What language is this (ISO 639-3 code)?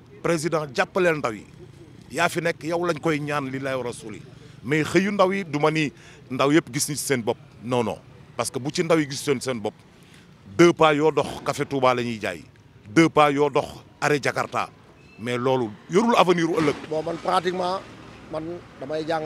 fra